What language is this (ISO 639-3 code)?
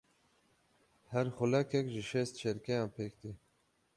kur